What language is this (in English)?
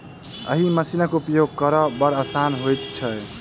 Maithili